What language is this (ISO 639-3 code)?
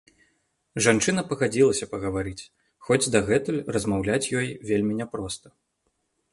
bel